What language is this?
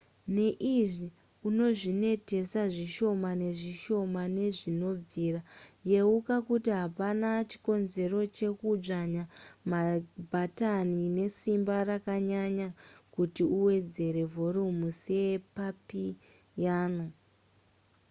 Shona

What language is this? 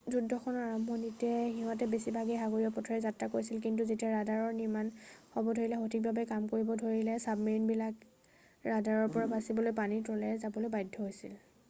Assamese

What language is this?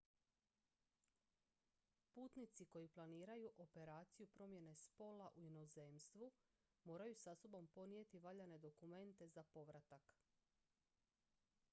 Croatian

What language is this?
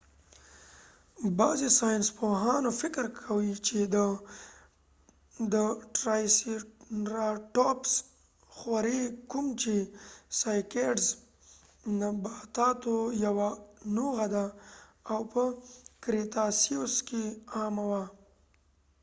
Pashto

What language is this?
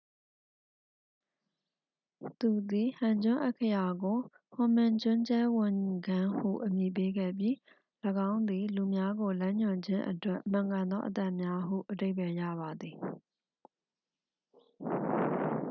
Burmese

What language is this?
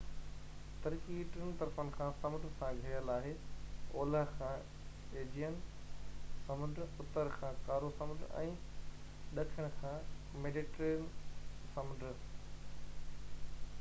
Sindhi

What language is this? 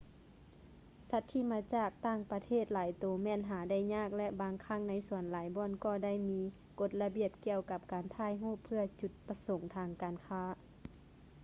Lao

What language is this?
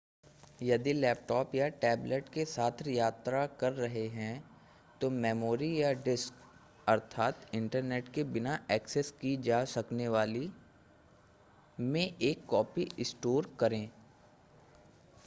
Hindi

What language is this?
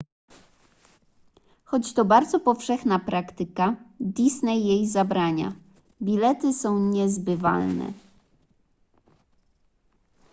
Polish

